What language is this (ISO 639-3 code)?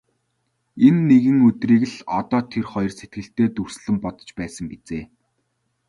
mon